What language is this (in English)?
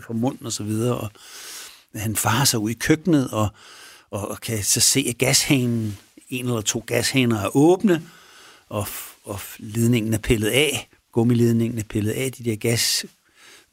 Danish